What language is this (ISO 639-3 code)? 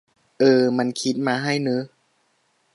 tha